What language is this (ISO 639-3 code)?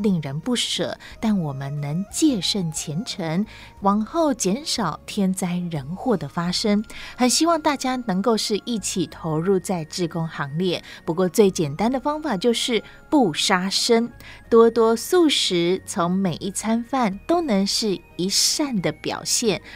zho